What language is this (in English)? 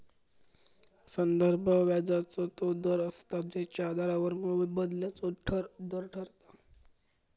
Marathi